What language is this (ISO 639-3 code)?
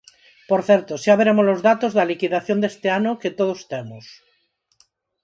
glg